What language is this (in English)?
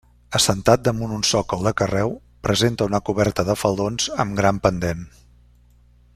Catalan